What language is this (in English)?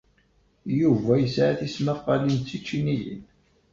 Kabyle